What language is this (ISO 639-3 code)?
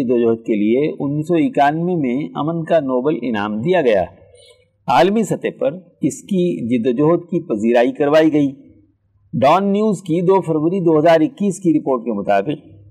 urd